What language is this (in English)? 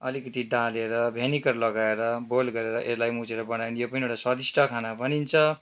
Nepali